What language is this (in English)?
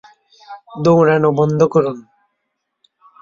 Bangla